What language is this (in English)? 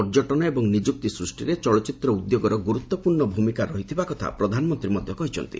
Odia